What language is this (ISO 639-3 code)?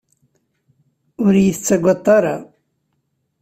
kab